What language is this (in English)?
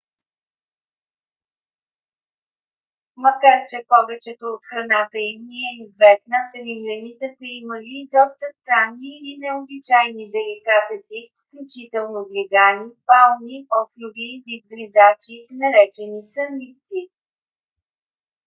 Bulgarian